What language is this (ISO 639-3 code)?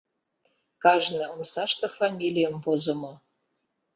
chm